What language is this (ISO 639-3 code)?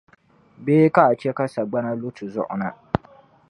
dag